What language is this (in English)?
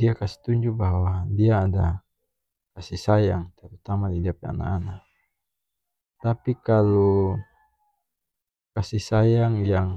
North Moluccan Malay